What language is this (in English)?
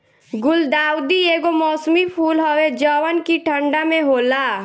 Bhojpuri